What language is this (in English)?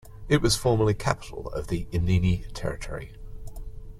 English